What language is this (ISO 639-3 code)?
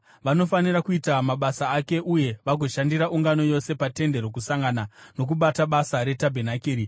sna